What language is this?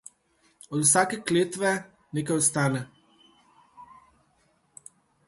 Slovenian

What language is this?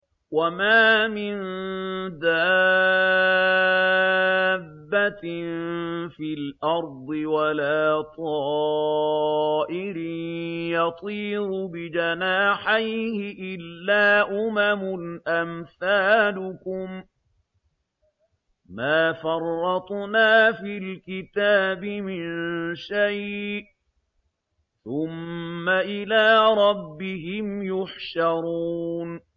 Arabic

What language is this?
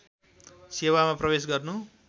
Nepali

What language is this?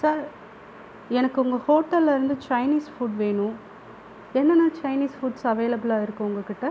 Tamil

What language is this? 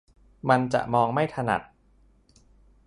Thai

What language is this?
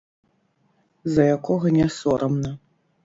Belarusian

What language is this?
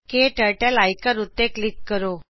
Punjabi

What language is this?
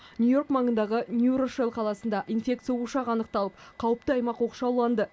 Kazakh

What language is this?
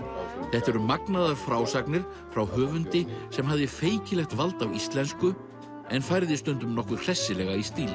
Icelandic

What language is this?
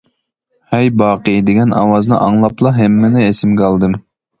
Uyghur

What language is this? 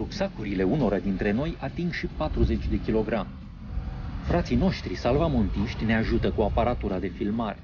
Romanian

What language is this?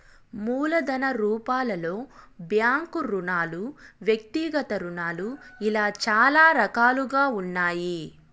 Telugu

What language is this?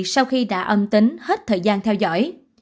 Vietnamese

